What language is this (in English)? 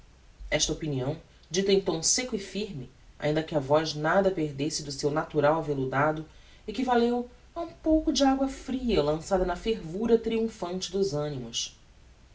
Portuguese